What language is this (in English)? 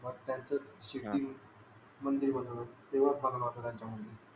Marathi